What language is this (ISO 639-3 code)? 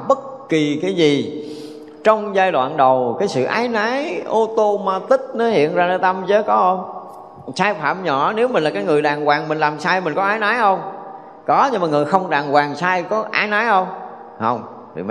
vie